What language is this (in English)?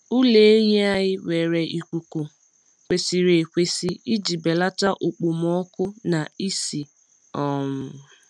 Igbo